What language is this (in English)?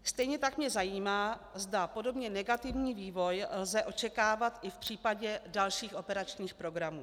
Czech